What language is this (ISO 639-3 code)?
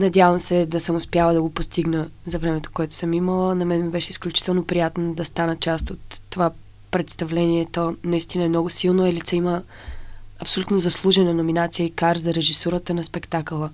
bul